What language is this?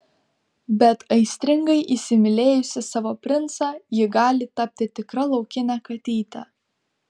Lithuanian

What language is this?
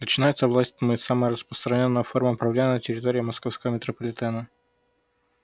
Russian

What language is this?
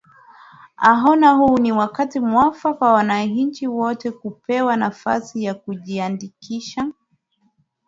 Swahili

